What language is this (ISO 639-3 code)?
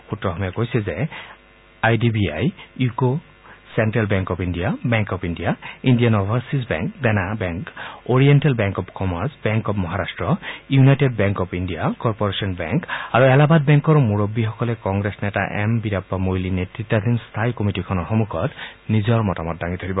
asm